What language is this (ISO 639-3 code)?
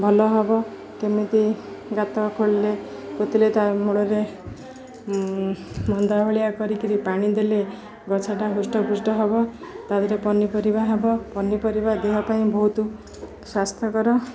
ori